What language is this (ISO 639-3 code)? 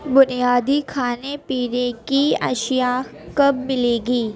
urd